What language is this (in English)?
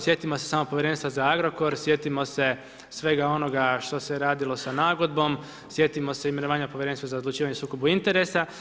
Croatian